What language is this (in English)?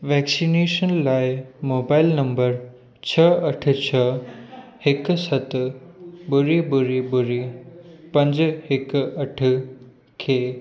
Sindhi